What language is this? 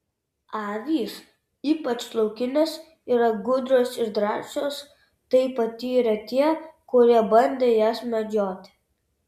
Lithuanian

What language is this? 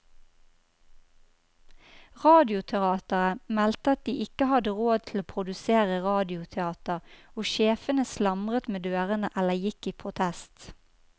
Norwegian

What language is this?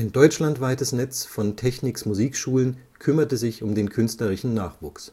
German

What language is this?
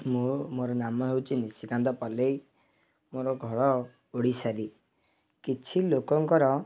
Odia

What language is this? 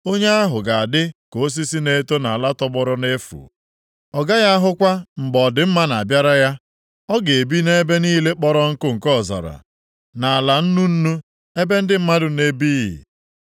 Igbo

